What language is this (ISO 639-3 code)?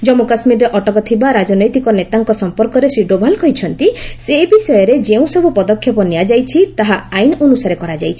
ori